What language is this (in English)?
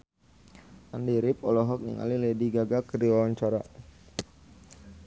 Sundanese